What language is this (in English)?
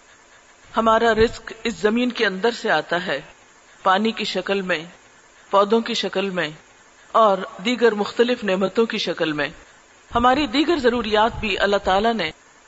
Urdu